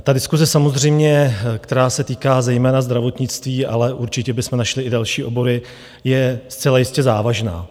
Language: Czech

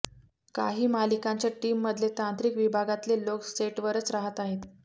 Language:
Marathi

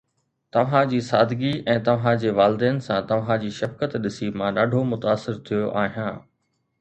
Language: Sindhi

